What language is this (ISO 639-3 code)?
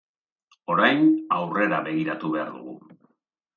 eus